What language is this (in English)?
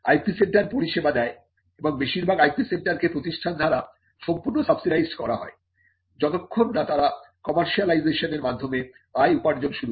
Bangla